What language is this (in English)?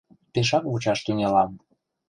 Mari